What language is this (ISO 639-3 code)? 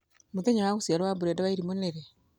kik